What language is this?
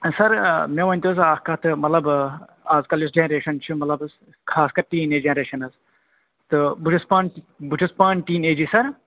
Kashmiri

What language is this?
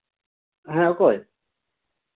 Santali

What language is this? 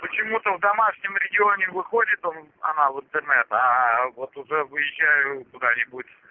Russian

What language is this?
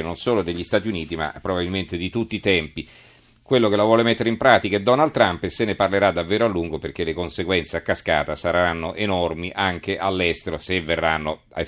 Italian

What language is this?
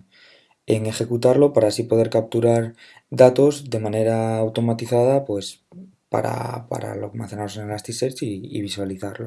Spanish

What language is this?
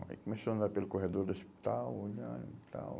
Portuguese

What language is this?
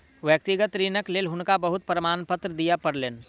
Maithili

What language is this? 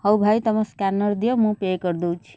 Odia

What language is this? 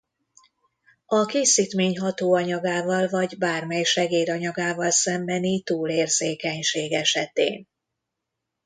Hungarian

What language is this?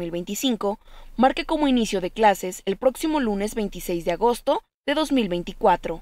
Spanish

